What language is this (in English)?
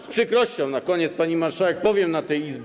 Polish